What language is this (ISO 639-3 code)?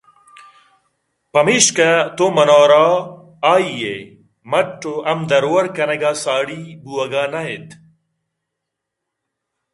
bgp